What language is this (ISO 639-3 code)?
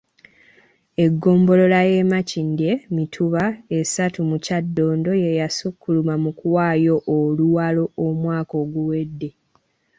lug